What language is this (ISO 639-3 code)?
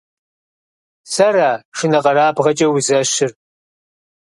kbd